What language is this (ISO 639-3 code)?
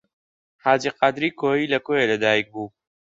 ckb